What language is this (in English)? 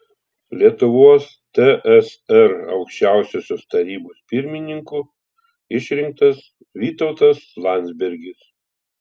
Lithuanian